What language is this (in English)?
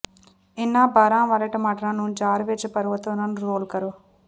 Punjabi